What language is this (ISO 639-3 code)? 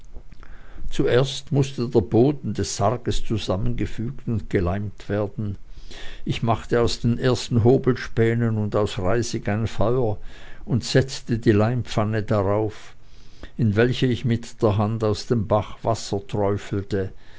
deu